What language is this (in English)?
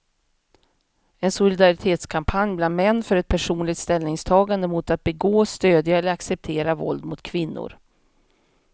Swedish